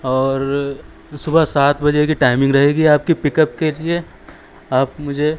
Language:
Urdu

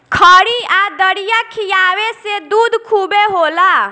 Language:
Bhojpuri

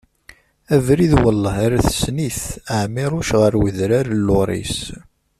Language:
Kabyle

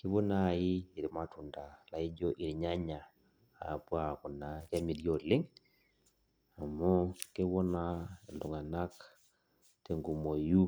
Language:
Masai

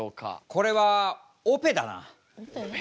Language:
Japanese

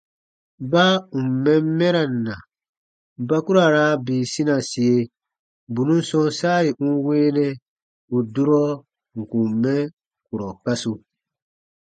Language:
Baatonum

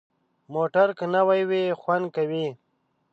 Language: Pashto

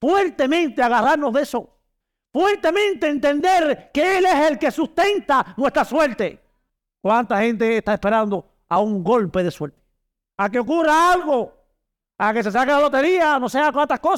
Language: Spanish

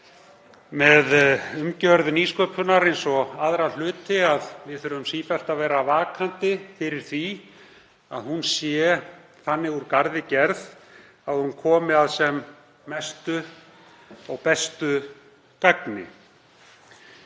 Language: Icelandic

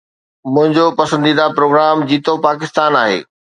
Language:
Sindhi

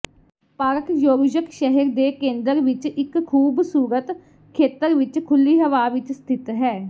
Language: Punjabi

